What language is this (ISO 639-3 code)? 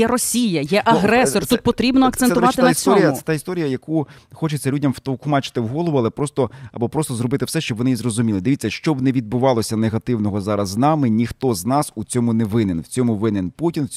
ukr